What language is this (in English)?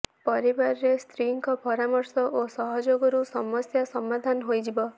Odia